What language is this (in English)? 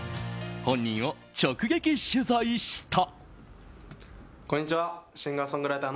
Japanese